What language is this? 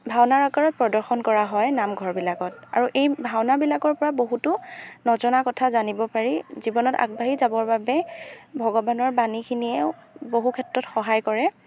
Assamese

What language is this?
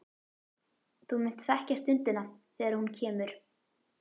Icelandic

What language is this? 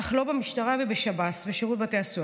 Hebrew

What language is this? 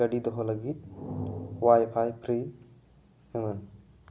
Santali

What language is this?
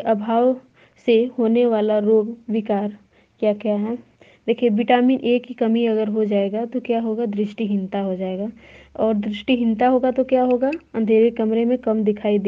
Hindi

